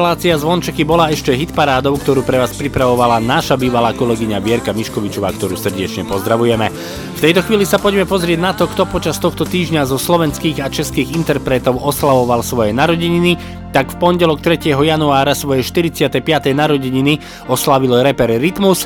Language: Slovak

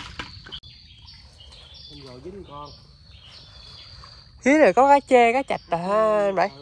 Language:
Vietnamese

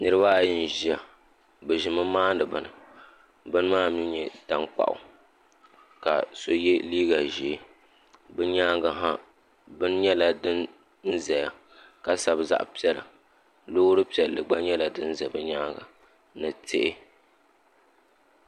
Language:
Dagbani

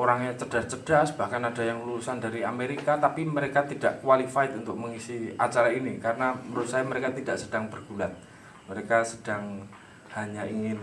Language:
Indonesian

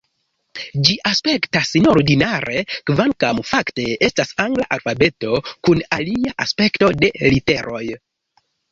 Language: Esperanto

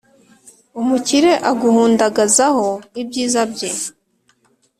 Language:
Kinyarwanda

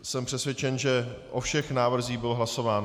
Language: Czech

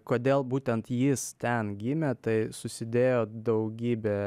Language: Lithuanian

